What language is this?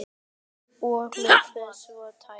Icelandic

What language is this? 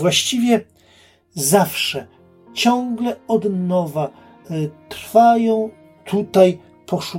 Polish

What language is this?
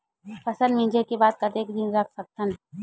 Chhattisgarhi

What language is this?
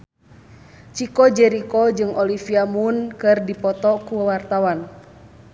Sundanese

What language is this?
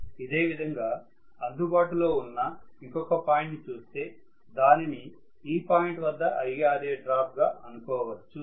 Telugu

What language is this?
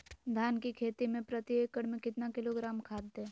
Magahi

